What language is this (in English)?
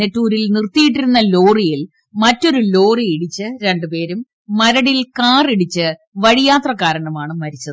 Malayalam